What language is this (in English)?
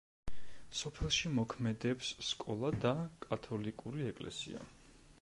Georgian